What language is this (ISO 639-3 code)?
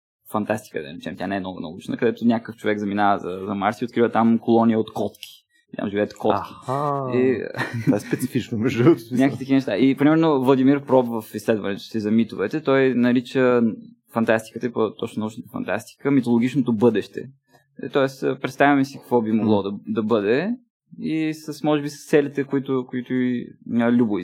bul